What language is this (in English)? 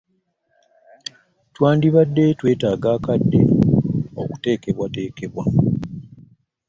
Ganda